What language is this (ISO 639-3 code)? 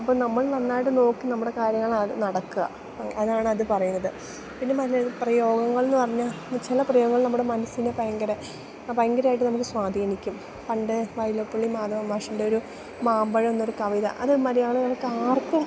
mal